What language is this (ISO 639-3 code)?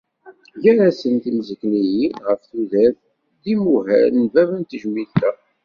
kab